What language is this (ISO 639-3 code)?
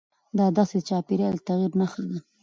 pus